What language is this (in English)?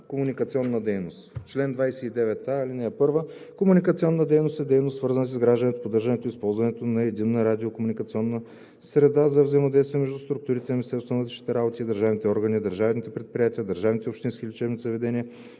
Bulgarian